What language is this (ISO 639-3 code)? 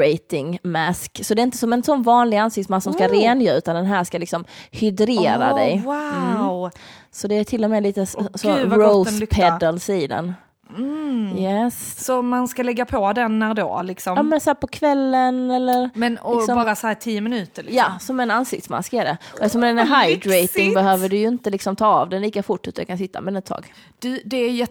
swe